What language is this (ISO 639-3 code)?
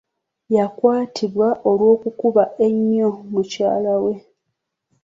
lug